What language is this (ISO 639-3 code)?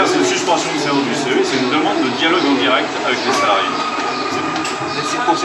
fra